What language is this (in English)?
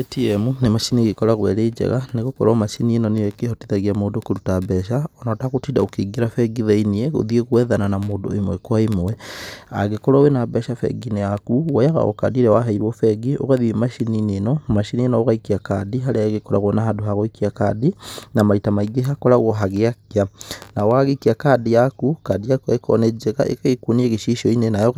Kikuyu